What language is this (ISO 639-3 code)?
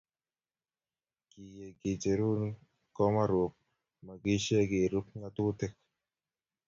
kln